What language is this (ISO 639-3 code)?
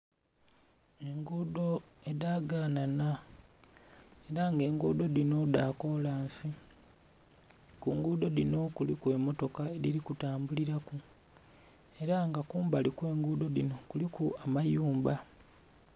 xog